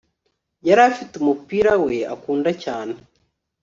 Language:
Kinyarwanda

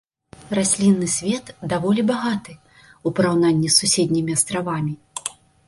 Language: Belarusian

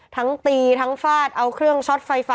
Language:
Thai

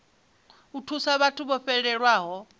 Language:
Venda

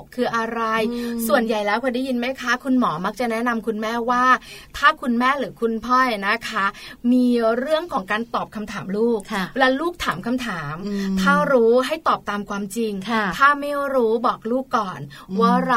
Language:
Thai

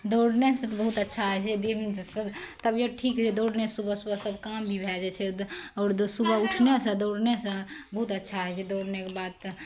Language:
Maithili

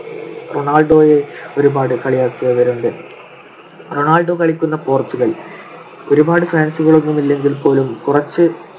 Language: Malayalam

